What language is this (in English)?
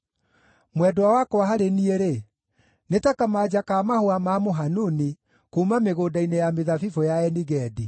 Kikuyu